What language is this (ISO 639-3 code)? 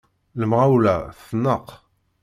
kab